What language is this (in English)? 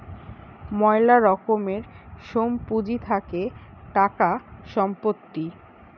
Bangla